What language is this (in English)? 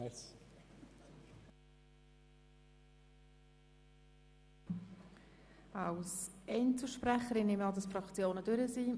Swiss German